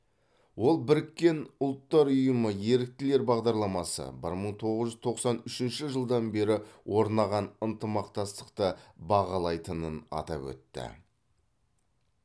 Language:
Kazakh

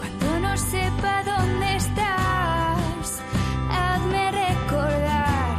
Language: Spanish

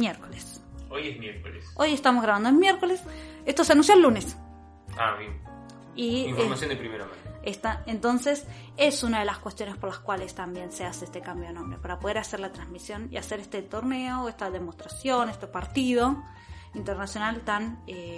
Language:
Spanish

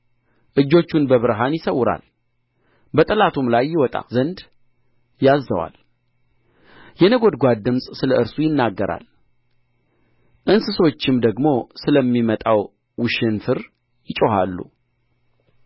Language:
Amharic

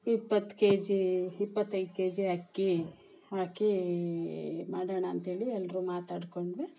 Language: Kannada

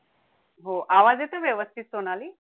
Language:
Marathi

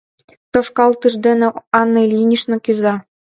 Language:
Mari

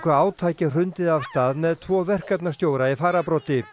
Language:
Icelandic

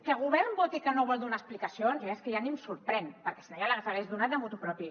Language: Catalan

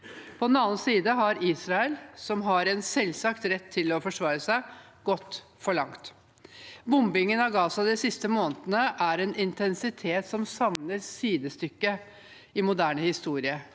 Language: Norwegian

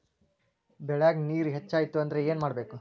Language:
Kannada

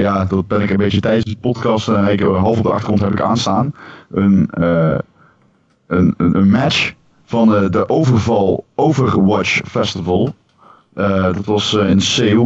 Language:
Dutch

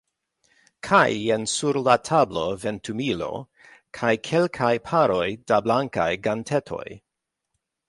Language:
Esperanto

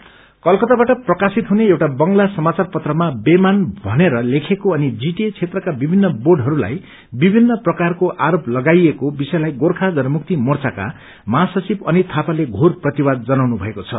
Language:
Nepali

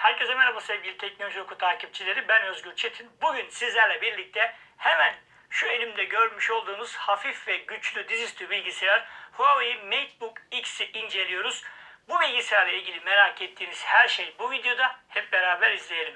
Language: Turkish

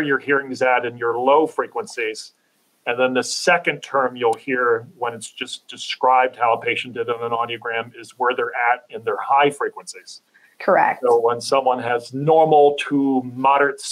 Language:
English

